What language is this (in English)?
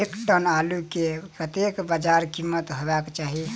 Maithili